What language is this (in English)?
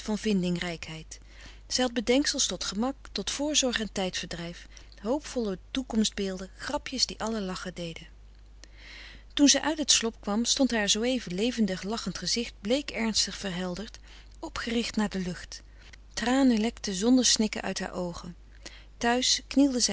Dutch